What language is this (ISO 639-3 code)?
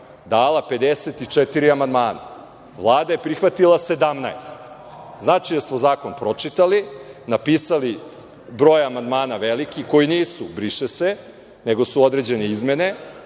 srp